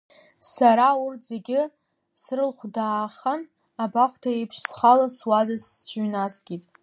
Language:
Abkhazian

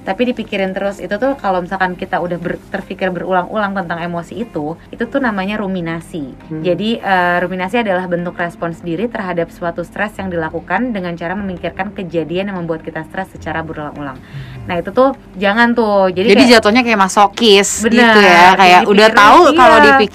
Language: Indonesian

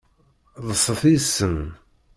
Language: Kabyle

